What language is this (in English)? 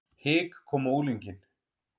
Icelandic